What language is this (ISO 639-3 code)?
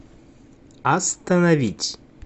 rus